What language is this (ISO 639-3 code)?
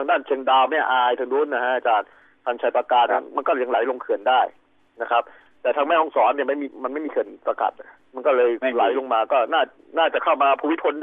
tha